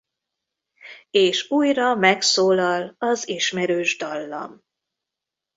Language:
Hungarian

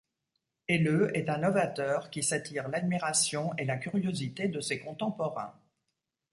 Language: French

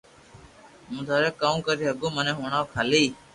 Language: Loarki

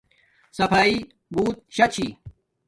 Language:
Domaaki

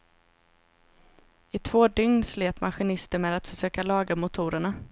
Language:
Swedish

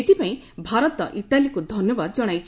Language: Odia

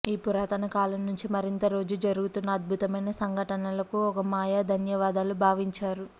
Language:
Telugu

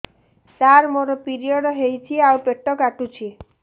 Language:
Odia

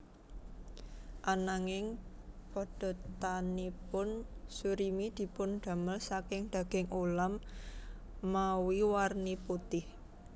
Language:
Javanese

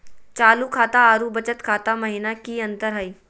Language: Magahi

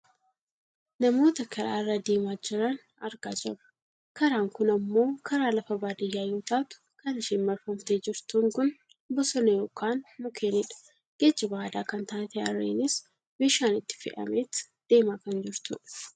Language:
Oromo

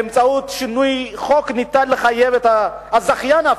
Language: Hebrew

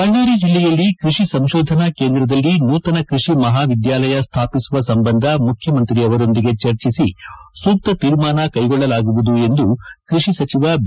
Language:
Kannada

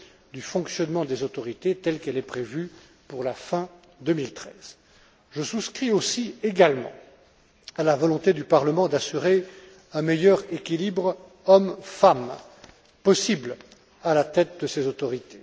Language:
French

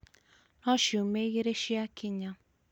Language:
Kikuyu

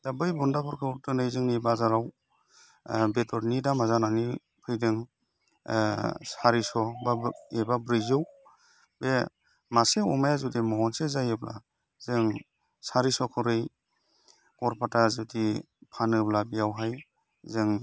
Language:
Bodo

